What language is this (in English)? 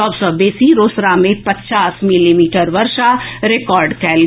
Maithili